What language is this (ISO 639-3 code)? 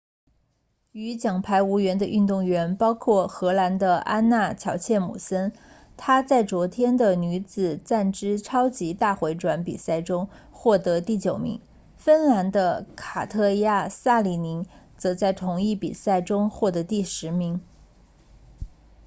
zho